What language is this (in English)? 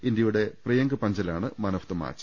Malayalam